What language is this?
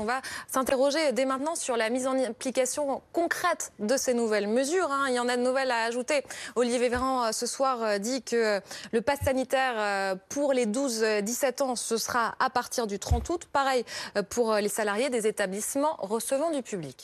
French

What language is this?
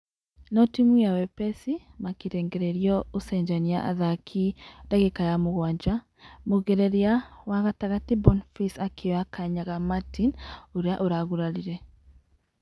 Kikuyu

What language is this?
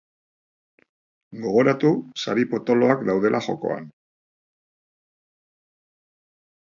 Basque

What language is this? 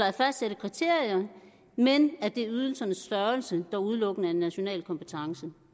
Danish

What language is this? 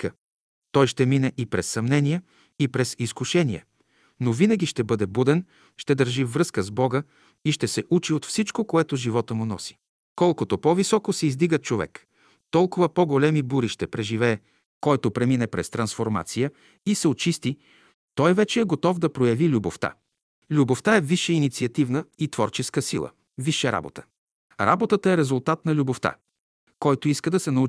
Bulgarian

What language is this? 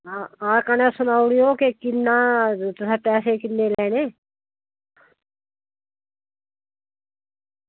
Dogri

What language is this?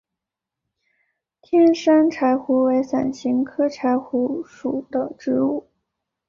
Chinese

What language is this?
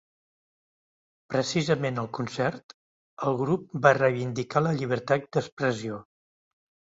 Catalan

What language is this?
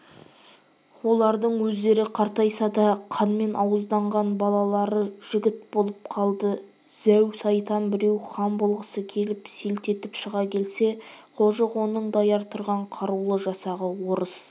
Kazakh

